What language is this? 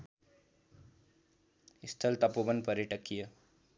Nepali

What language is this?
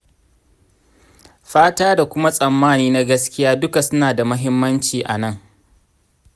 Hausa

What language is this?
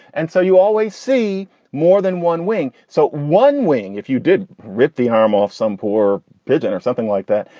English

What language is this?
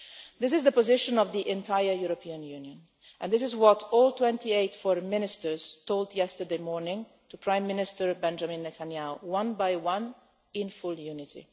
English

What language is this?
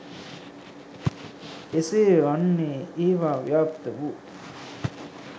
Sinhala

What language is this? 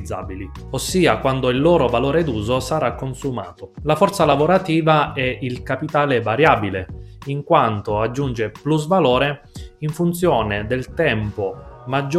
Italian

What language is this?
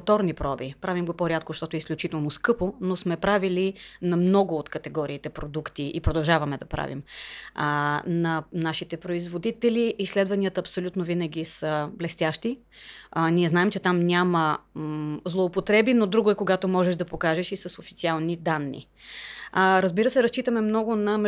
Bulgarian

